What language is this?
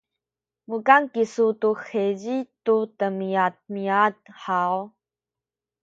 Sakizaya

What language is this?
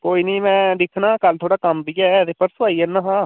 Dogri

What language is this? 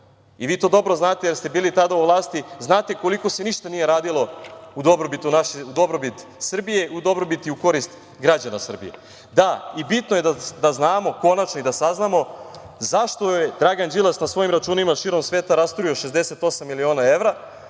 Serbian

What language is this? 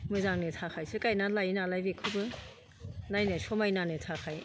Bodo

